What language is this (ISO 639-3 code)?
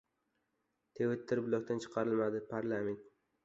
uzb